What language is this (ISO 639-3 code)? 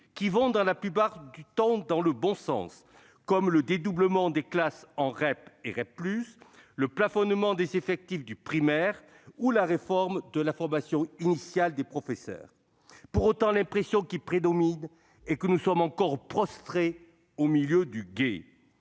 fra